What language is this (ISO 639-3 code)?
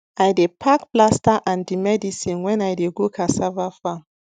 pcm